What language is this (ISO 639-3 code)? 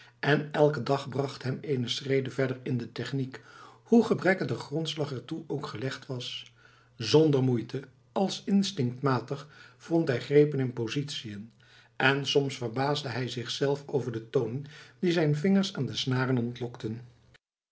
nld